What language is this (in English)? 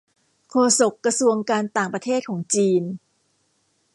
Thai